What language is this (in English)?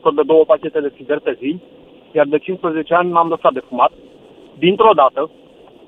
Romanian